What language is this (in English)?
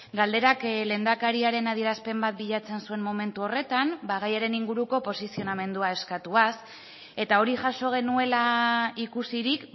Basque